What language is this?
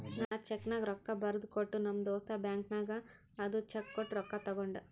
Kannada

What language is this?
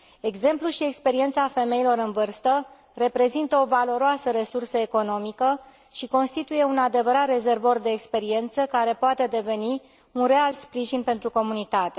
Romanian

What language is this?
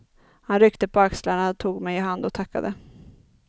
Swedish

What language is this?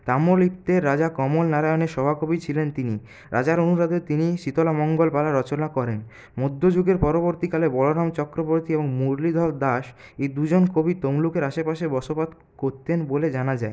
Bangla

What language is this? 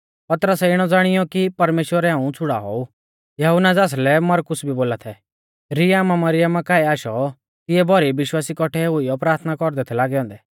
Mahasu Pahari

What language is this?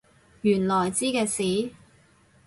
Cantonese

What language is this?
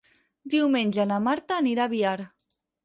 Catalan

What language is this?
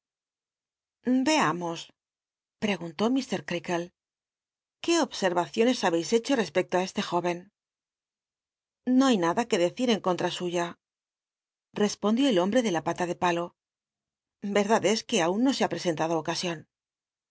Spanish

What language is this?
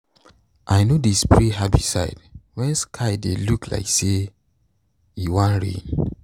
Nigerian Pidgin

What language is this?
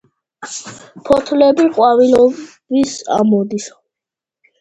Georgian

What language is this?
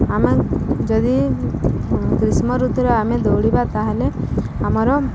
Odia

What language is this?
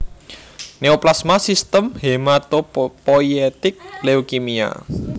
Javanese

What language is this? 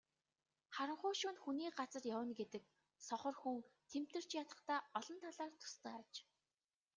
Mongolian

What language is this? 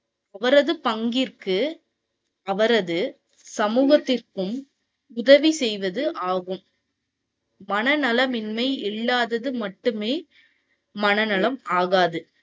Tamil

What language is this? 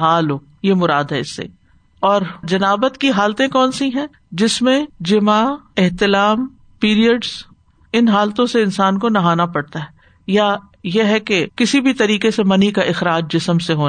Urdu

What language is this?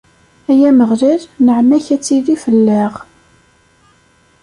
Kabyle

